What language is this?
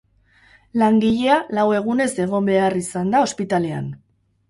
Basque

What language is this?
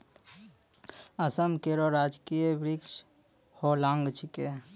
Maithili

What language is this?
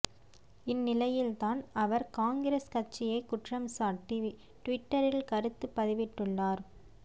Tamil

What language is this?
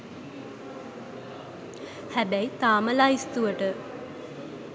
Sinhala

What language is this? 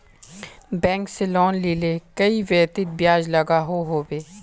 Magahi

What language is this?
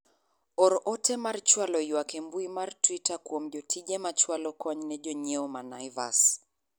Luo (Kenya and Tanzania)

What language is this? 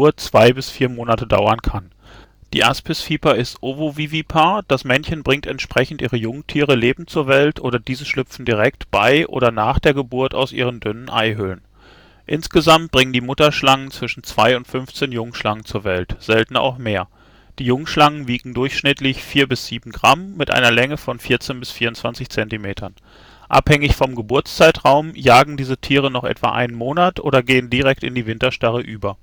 German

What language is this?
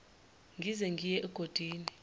Zulu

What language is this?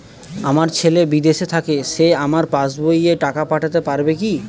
Bangla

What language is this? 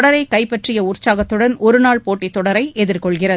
Tamil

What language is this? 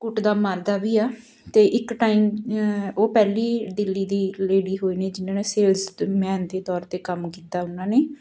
Punjabi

